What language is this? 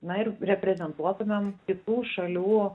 Lithuanian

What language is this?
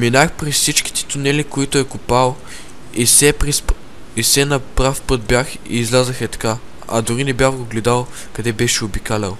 Bulgarian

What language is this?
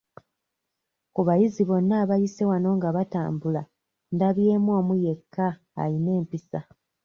Ganda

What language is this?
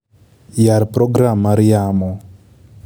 Luo (Kenya and Tanzania)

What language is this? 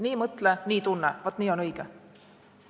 Estonian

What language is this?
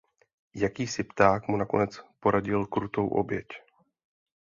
Czech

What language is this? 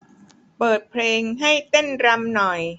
Thai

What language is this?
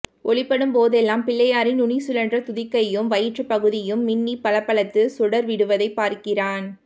Tamil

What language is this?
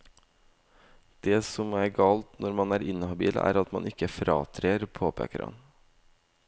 Norwegian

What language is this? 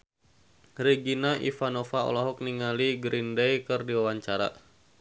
Sundanese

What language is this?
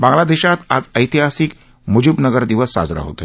Marathi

